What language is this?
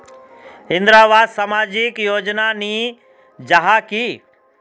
Magahi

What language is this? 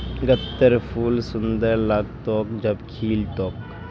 Magahi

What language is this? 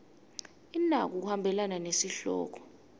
Swati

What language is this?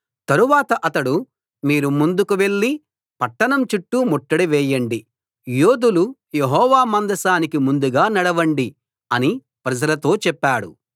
Telugu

